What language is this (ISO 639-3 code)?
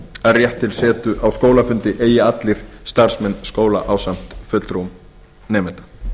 isl